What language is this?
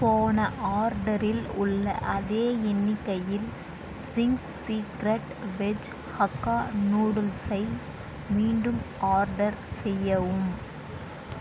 Tamil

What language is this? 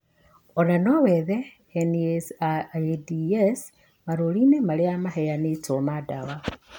Kikuyu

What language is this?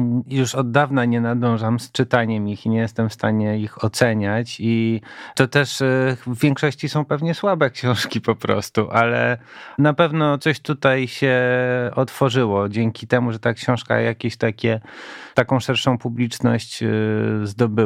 Polish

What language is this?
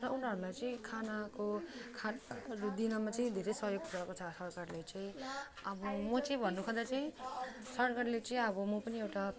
Nepali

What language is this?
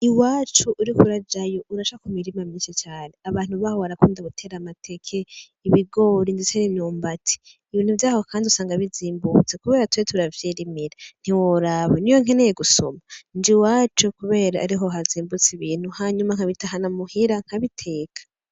Rundi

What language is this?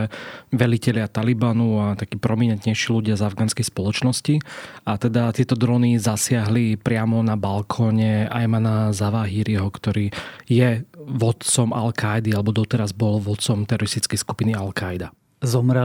Slovak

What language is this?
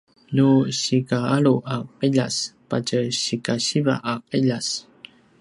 Paiwan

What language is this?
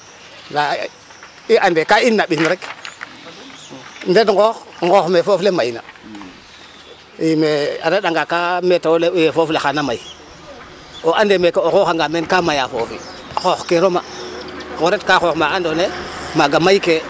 Serer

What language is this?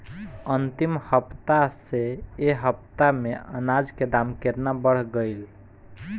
Bhojpuri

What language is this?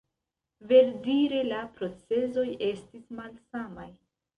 Esperanto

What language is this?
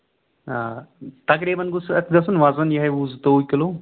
Kashmiri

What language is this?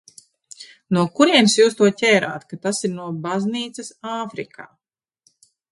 Latvian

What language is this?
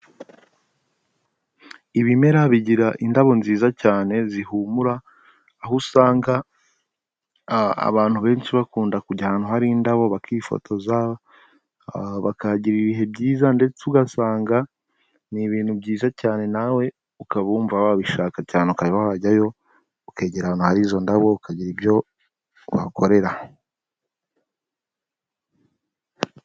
Kinyarwanda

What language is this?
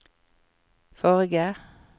Norwegian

